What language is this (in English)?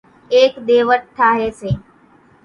Kachi Koli